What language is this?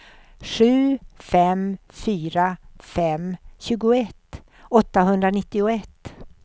Swedish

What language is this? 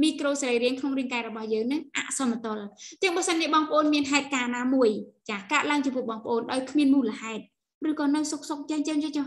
Vietnamese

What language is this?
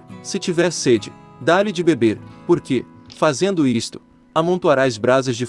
Portuguese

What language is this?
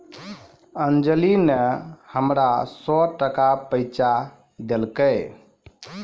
Maithili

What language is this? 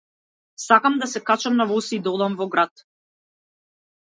Macedonian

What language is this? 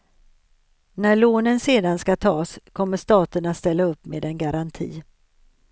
Swedish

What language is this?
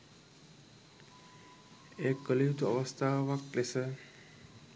Sinhala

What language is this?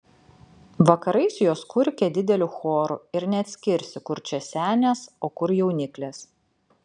Lithuanian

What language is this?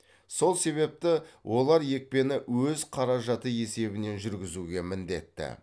Kazakh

